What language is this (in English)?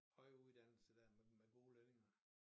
Danish